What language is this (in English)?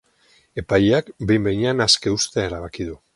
Basque